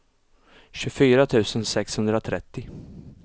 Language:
Swedish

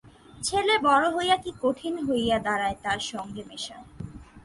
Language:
Bangla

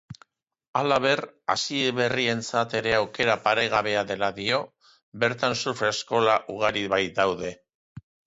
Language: Basque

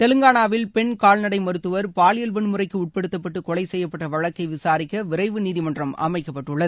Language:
Tamil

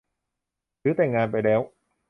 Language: Thai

